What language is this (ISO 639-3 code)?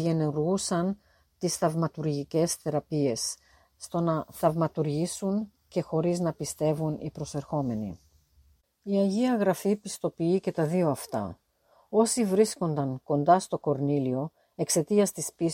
ell